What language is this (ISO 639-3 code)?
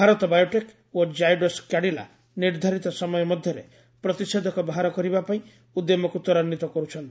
ori